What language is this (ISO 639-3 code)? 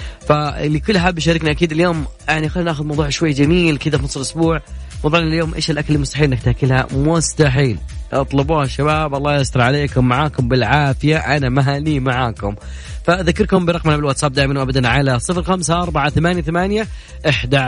ara